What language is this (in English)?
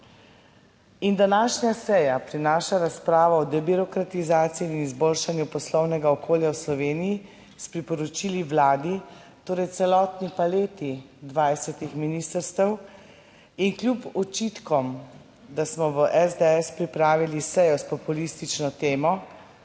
Slovenian